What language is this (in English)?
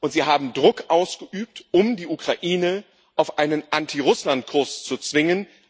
German